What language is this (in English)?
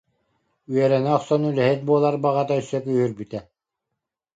Yakut